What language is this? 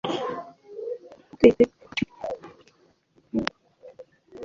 Igbo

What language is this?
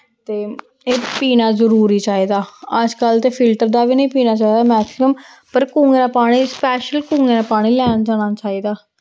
Dogri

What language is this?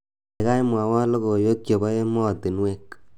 Kalenjin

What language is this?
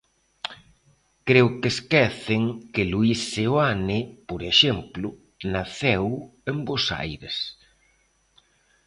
Galician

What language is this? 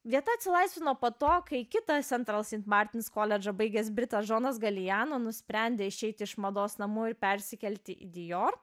Lithuanian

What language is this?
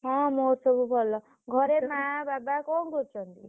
Odia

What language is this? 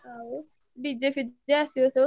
Odia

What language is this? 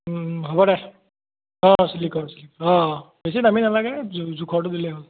Assamese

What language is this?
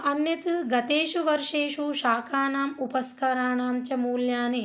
Sanskrit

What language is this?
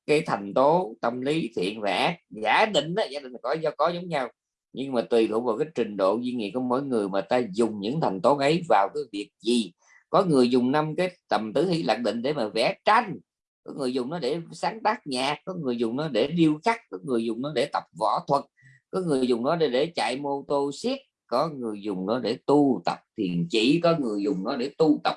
Vietnamese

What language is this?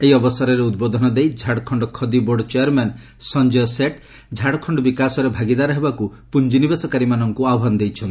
Odia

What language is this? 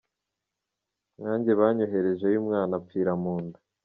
Kinyarwanda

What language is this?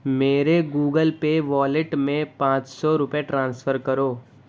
Urdu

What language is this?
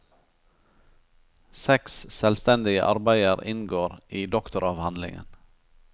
Norwegian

